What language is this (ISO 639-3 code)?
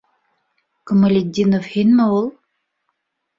bak